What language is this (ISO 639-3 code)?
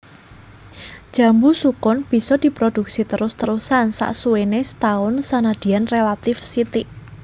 jav